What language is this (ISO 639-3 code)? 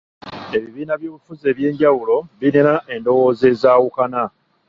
lug